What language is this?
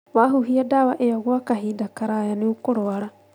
Kikuyu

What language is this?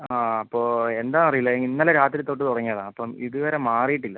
Malayalam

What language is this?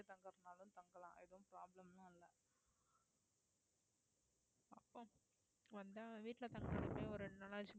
Tamil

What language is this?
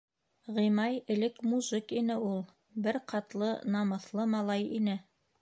Bashkir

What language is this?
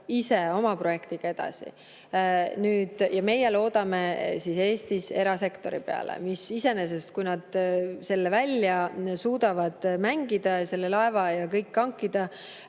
Estonian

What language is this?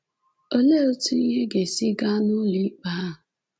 Igbo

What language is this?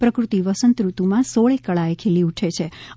Gujarati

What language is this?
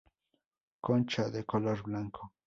Spanish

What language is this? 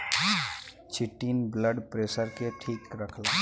Bhojpuri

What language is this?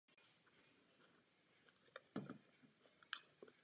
Czech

